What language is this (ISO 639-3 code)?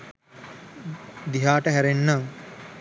sin